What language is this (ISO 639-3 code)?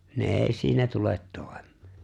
fin